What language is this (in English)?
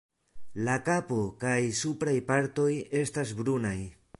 Esperanto